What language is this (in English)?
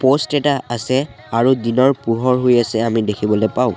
Assamese